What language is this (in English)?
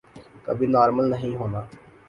Urdu